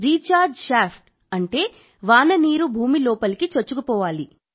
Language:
Telugu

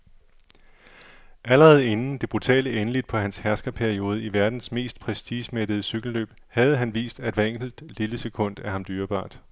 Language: Danish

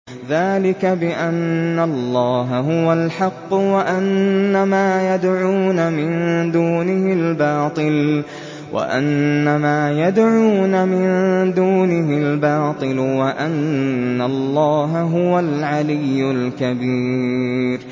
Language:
Arabic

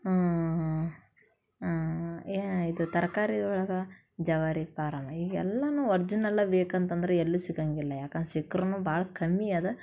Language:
Kannada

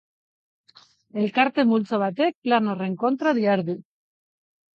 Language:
Basque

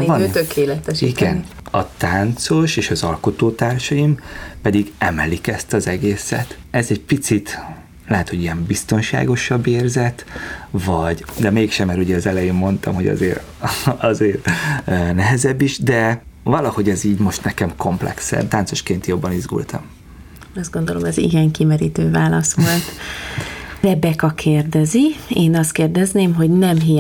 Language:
Hungarian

